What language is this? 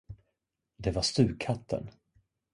Swedish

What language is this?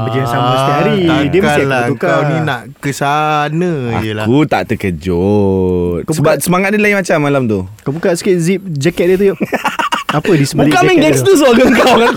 Malay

